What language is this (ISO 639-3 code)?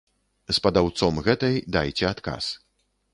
bel